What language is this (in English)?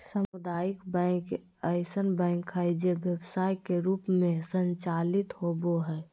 Magahi